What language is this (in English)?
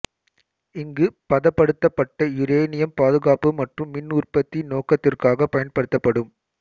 Tamil